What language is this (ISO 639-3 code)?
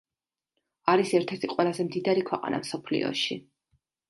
kat